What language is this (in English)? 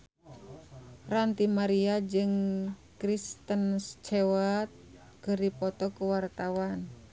Sundanese